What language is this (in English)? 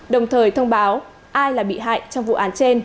Vietnamese